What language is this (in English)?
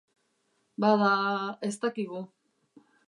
Basque